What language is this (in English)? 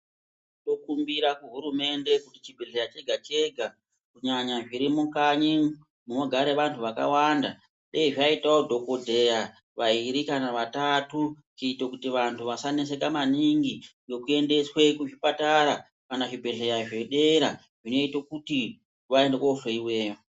Ndau